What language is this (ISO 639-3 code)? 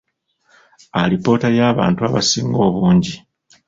lug